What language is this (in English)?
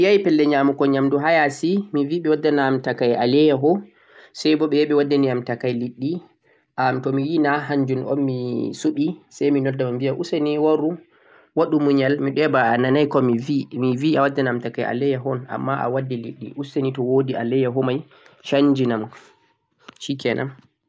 Central-Eastern Niger Fulfulde